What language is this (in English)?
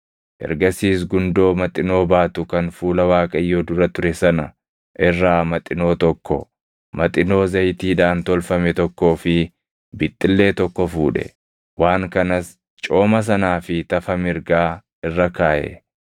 Oromo